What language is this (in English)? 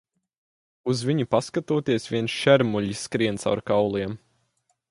Latvian